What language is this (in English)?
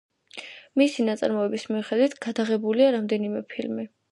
Georgian